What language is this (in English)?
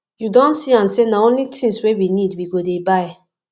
Nigerian Pidgin